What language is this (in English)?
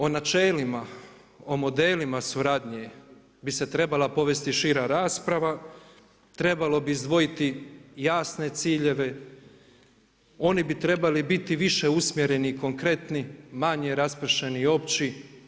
Croatian